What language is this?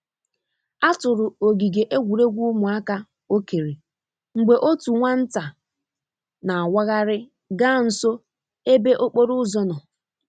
Igbo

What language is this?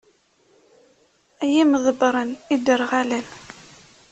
Kabyle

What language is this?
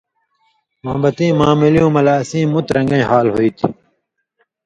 Indus Kohistani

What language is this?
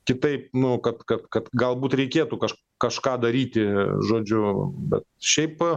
Lithuanian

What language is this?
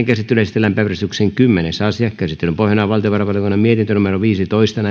Finnish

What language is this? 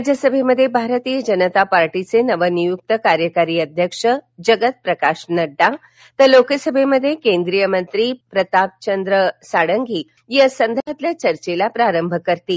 Marathi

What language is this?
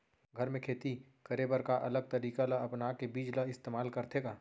Chhattisgarhi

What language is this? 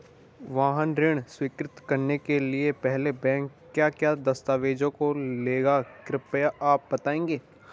Hindi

